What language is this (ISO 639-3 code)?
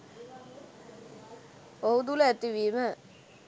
sin